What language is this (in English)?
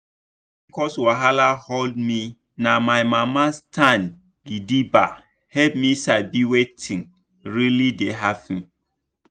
Nigerian Pidgin